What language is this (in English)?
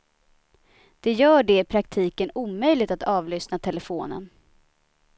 Swedish